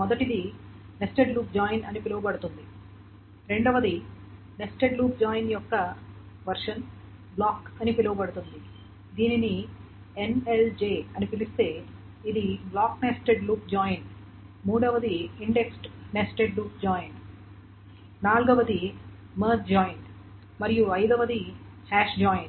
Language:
Telugu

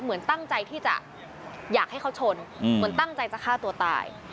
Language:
Thai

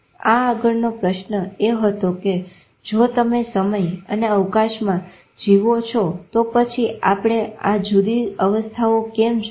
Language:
Gujarati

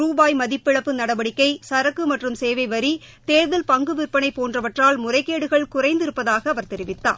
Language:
Tamil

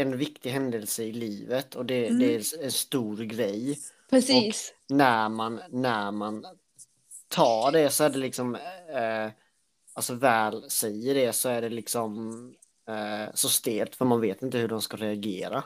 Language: Swedish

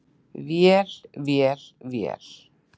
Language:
Icelandic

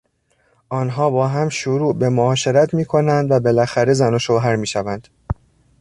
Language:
Persian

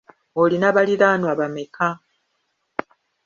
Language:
Ganda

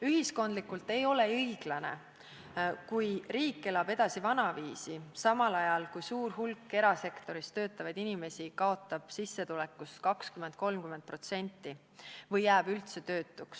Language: Estonian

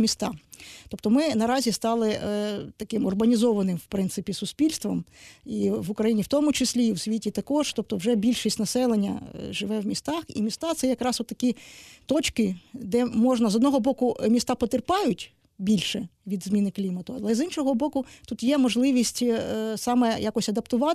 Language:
Ukrainian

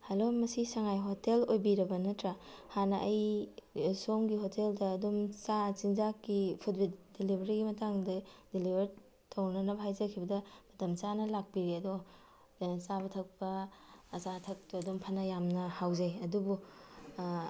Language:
Manipuri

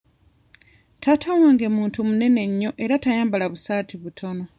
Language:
Ganda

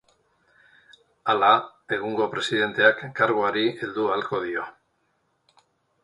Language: Basque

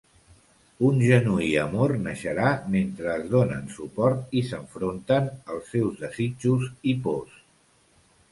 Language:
Catalan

